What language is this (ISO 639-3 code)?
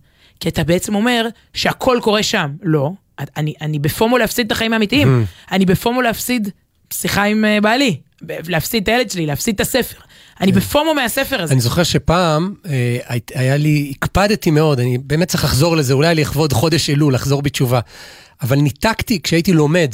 heb